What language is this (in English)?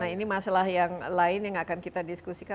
Indonesian